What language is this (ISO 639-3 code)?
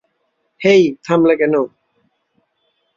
ben